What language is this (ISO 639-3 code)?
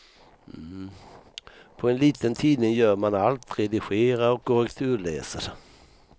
swe